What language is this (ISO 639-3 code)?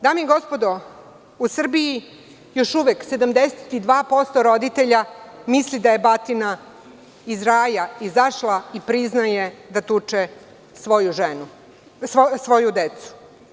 srp